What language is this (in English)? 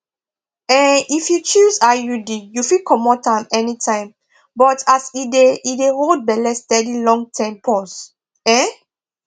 Nigerian Pidgin